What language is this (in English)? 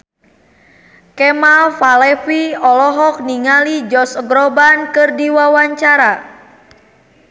Sundanese